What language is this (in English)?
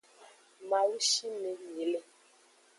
Aja (Benin)